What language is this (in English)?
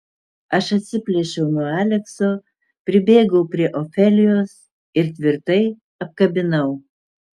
Lithuanian